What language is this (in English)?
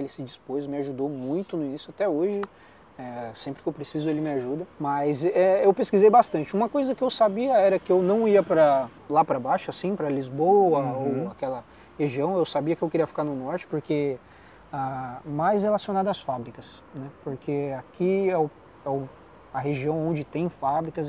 Portuguese